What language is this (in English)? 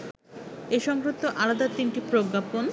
Bangla